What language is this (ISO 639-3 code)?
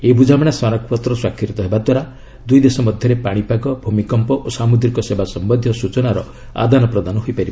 ori